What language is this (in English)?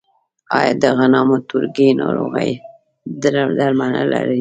Pashto